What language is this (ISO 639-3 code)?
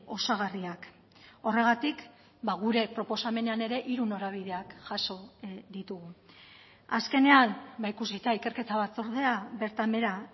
eus